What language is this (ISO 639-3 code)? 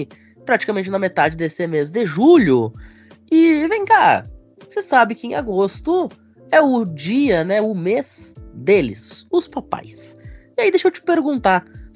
por